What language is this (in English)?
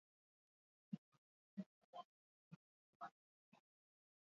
Basque